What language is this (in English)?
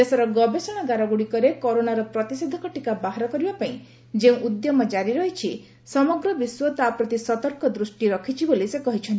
Odia